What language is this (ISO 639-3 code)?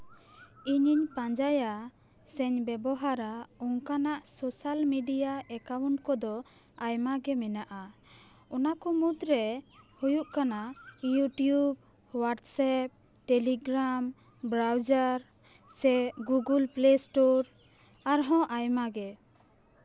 sat